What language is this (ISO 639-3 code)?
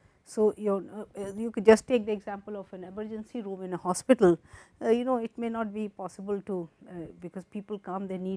eng